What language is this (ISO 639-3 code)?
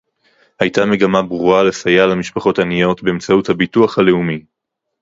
heb